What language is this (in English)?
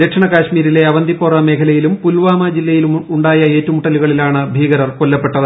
Malayalam